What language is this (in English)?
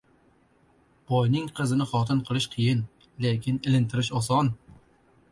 Uzbek